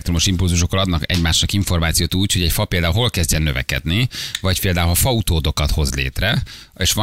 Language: Hungarian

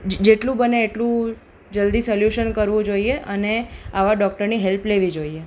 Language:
Gujarati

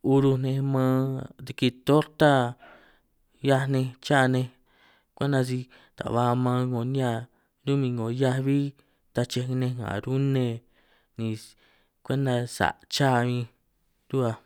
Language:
San Martín Itunyoso Triqui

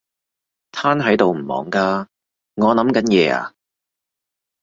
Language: Cantonese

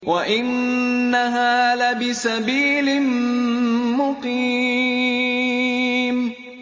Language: Arabic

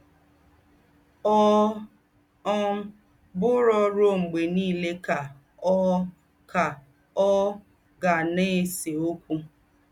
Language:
Igbo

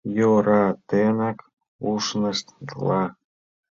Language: Mari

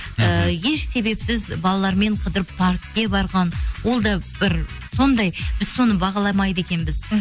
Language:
Kazakh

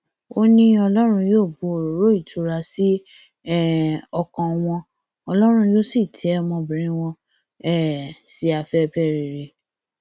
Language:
Yoruba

